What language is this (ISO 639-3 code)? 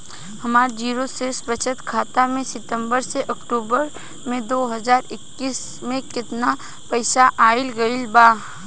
bho